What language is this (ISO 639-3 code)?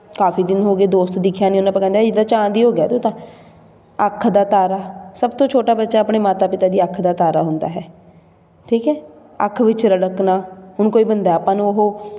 pan